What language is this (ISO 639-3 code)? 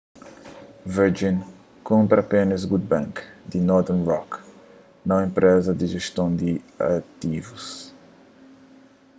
kea